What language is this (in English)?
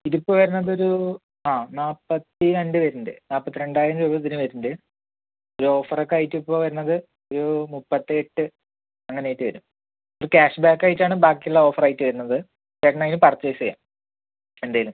Malayalam